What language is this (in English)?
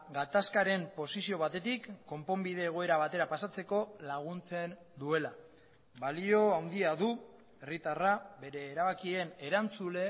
Basque